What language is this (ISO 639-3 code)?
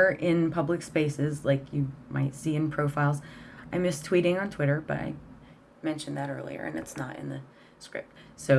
eng